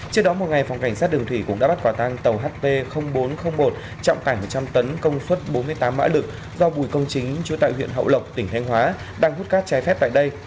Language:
Vietnamese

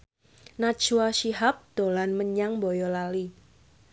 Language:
Javanese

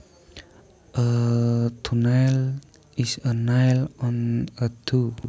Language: Javanese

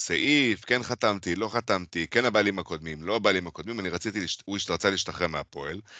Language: Hebrew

